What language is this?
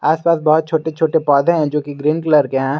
Hindi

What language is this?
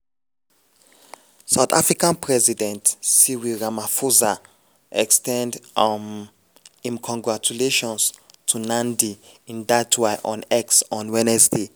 Nigerian Pidgin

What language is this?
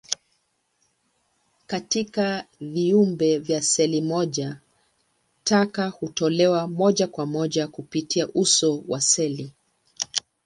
Swahili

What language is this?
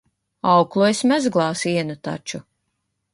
Latvian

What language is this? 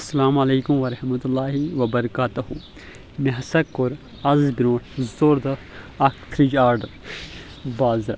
Kashmiri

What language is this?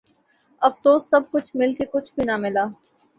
Urdu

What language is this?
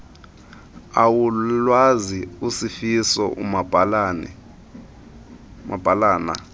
Xhosa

